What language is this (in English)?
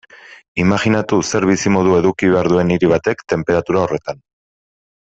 Basque